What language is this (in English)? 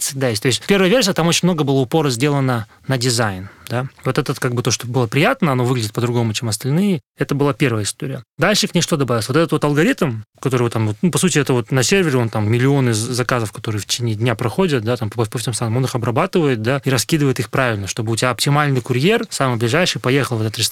Russian